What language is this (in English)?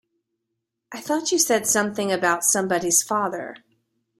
English